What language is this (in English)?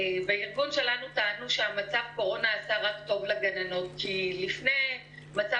Hebrew